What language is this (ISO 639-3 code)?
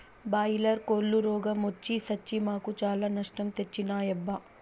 tel